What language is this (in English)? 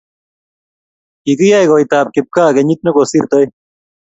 Kalenjin